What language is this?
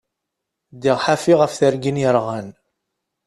Kabyle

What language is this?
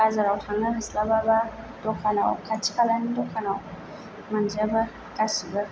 Bodo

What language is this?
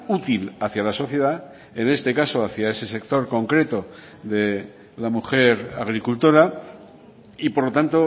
Spanish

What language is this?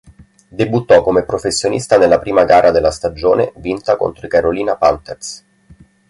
Italian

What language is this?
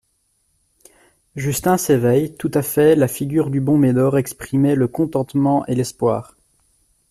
French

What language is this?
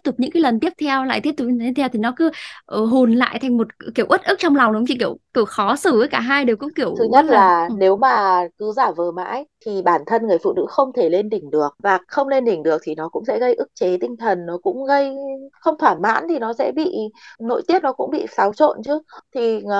Vietnamese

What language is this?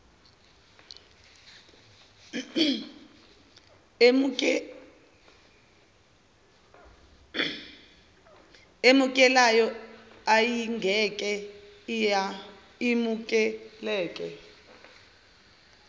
Zulu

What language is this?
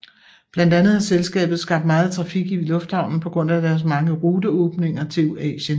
Danish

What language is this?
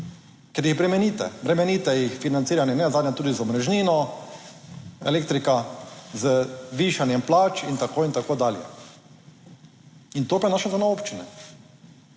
Slovenian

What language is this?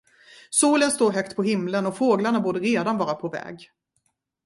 Swedish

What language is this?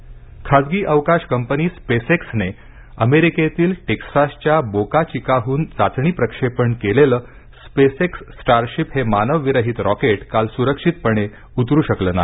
Marathi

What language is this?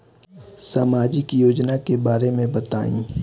Bhojpuri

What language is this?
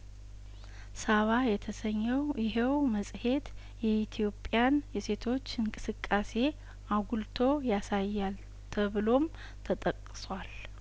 Amharic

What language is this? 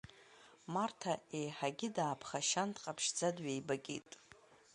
Abkhazian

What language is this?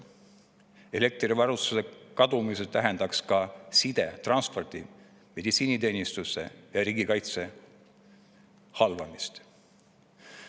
Estonian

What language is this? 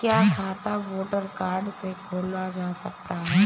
Hindi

